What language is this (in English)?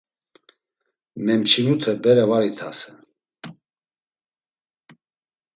Laz